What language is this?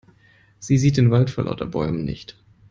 German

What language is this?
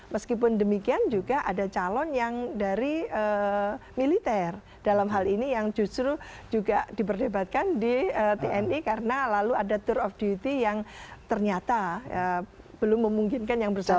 Indonesian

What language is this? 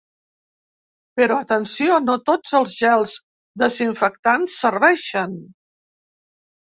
Catalan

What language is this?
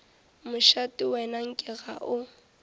Northern Sotho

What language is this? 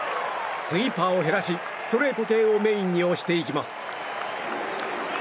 Japanese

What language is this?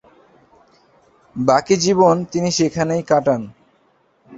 Bangla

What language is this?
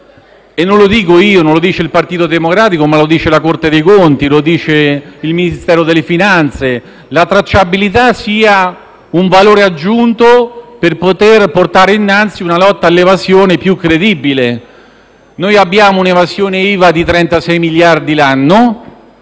Italian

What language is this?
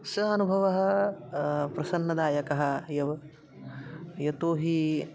Sanskrit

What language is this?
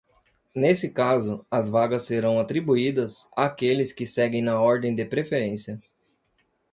Portuguese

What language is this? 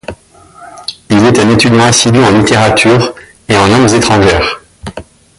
French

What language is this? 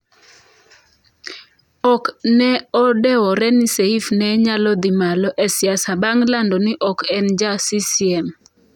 Luo (Kenya and Tanzania)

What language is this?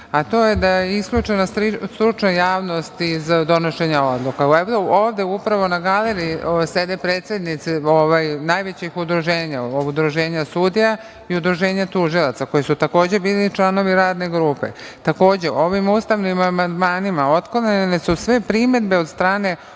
Serbian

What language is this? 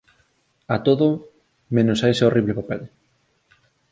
Galician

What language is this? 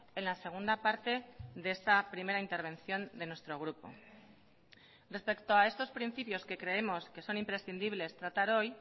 Spanish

